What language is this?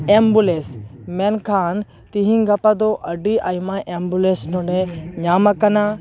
Santali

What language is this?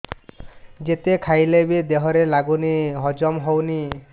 Odia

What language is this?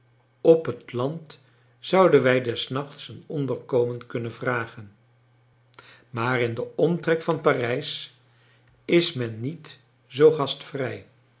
Dutch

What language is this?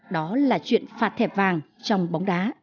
Vietnamese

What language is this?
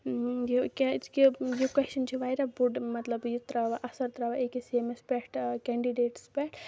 Kashmiri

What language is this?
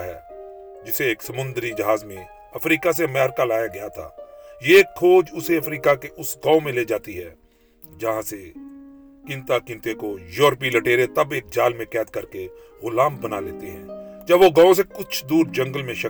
Urdu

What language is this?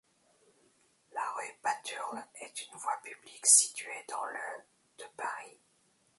French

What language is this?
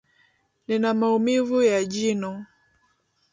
Swahili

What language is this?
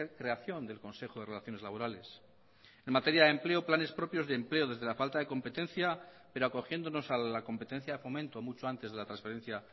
Spanish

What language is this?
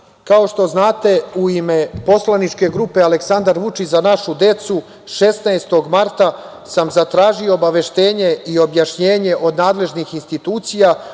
Serbian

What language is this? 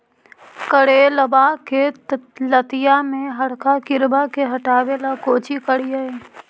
Magahi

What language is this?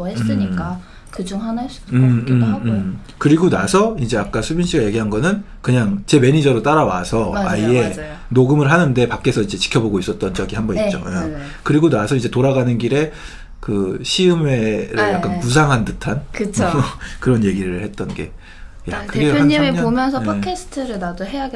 Korean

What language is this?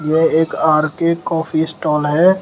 Hindi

